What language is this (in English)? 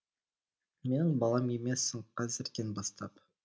Kazakh